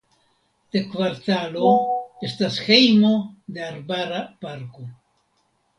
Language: Esperanto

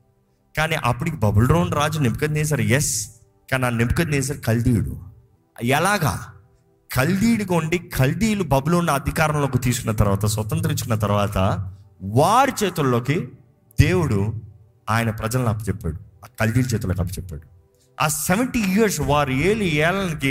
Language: Telugu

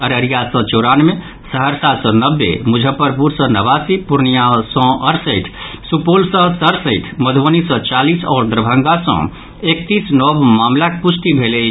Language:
Maithili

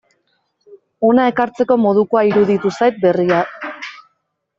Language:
Basque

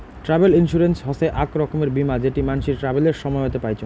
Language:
Bangla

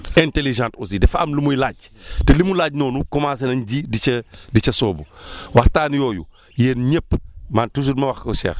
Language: Wolof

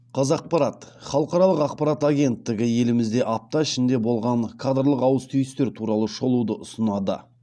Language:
Kazakh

